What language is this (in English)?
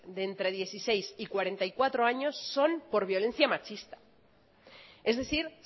Spanish